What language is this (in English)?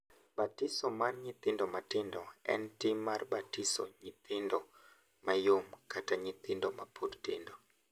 Luo (Kenya and Tanzania)